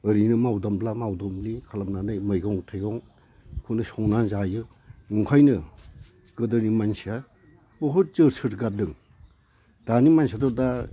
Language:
Bodo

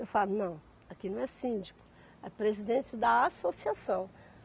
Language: Portuguese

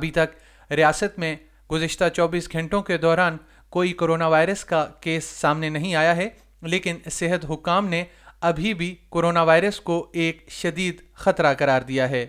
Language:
Urdu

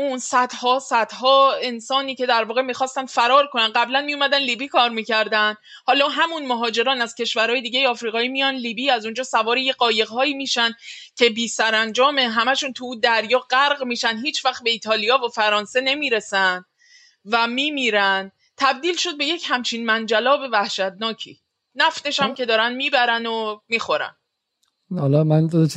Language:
Persian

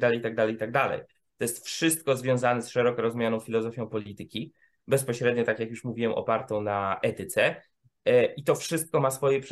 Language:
Polish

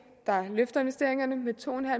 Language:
Danish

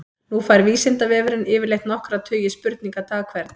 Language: Icelandic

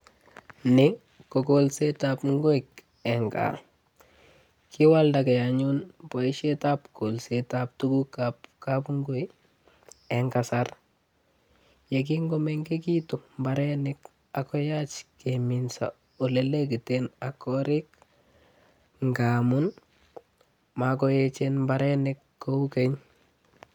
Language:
Kalenjin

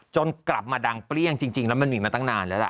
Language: Thai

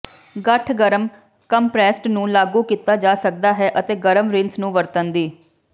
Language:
Punjabi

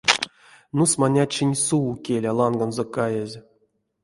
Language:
Erzya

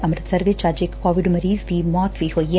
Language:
Punjabi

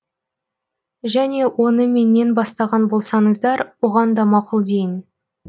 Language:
Kazakh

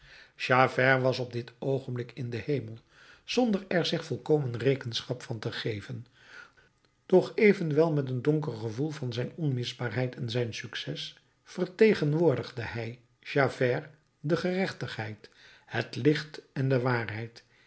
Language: Dutch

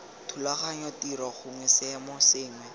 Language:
Tswana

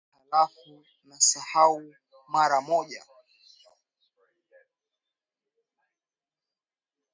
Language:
Swahili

